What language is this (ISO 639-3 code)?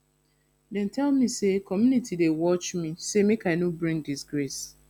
pcm